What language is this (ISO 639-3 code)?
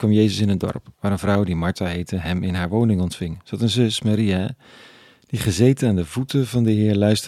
nld